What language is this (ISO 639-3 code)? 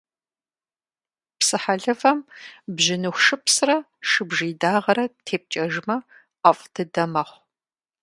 kbd